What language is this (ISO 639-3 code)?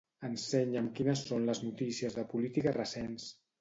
cat